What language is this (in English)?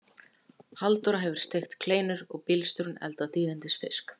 Icelandic